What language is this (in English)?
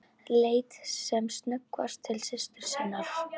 Icelandic